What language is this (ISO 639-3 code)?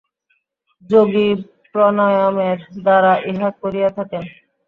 ben